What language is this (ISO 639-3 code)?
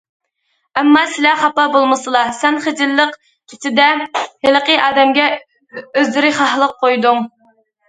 uig